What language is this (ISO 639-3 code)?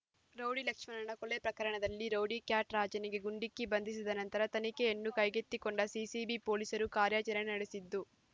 kan